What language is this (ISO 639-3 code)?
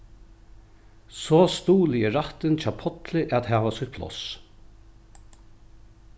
fao